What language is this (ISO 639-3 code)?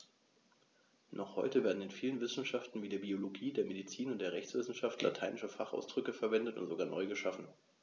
deu